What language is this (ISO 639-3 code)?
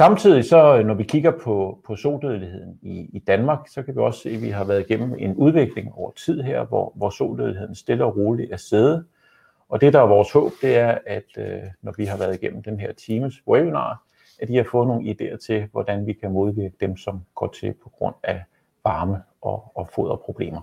dan